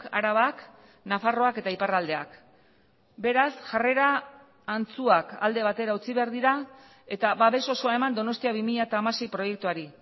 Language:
Basque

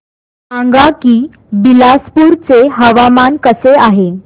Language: Marathi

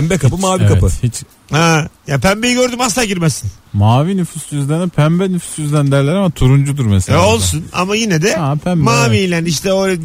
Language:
Turkish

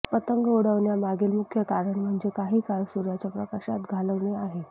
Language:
Marathi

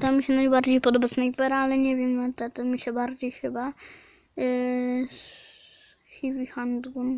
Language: Polish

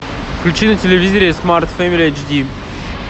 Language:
Russian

